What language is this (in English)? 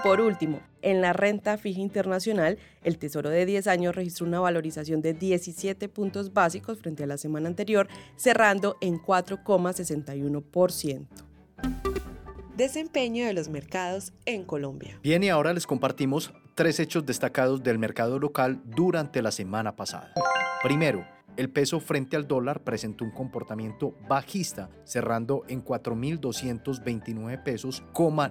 Spanish